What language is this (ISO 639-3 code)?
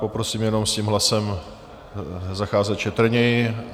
ces